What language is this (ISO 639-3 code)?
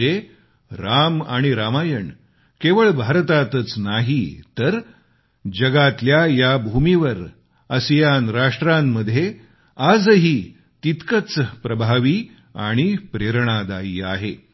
mar